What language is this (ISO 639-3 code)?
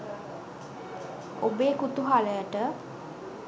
sin